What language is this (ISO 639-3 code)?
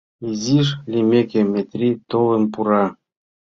chm